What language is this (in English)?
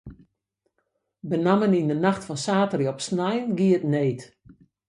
Western Frisian